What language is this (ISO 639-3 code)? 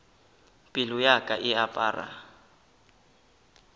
nso